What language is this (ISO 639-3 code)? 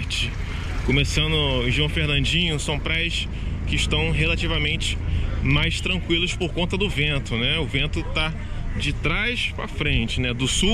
por